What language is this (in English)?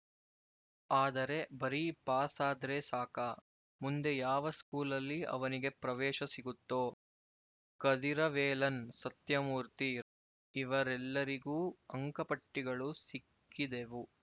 Kannada